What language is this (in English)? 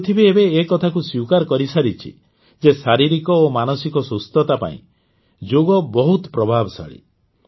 Odia